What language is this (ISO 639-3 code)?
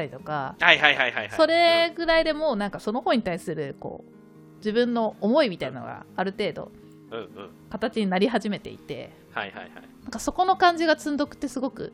jpn